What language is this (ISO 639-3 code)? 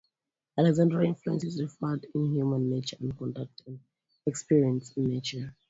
eng